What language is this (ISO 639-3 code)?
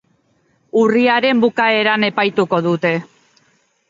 eus